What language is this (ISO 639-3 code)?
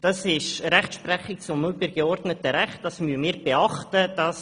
gsw